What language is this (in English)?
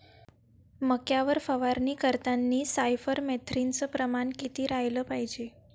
Marathi